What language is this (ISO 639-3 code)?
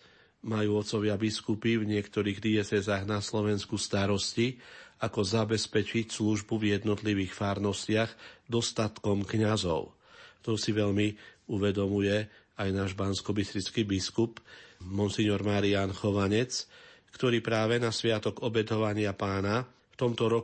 slk